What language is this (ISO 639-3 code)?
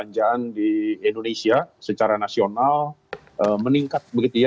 ind